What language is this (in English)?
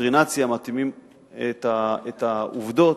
Hebrew